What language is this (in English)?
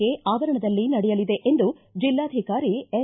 Kannada